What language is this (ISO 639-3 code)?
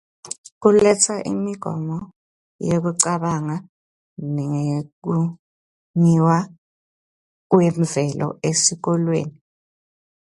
ssw